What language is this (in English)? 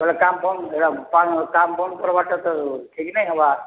Odia